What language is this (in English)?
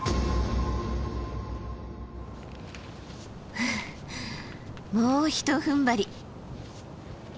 Japanese